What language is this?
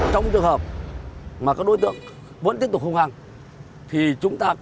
Vietnamese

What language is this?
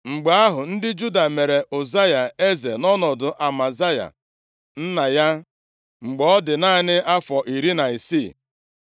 Igbo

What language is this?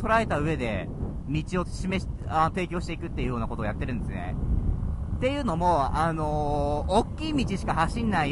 Japanese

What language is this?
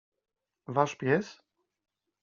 Polish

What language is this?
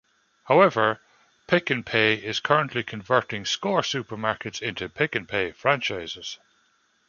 English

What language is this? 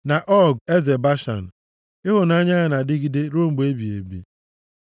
Igbo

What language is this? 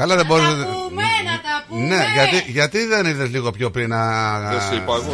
Greek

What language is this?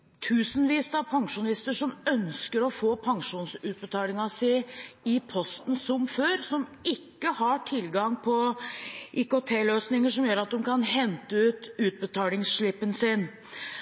Norwegian Bokmål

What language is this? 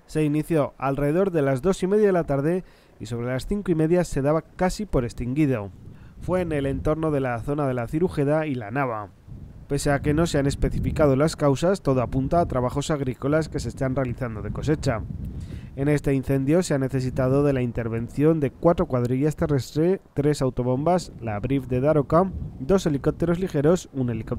Spanish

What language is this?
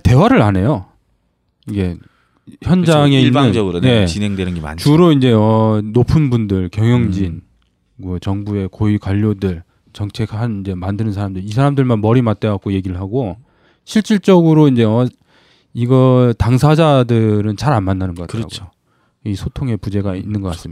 Korean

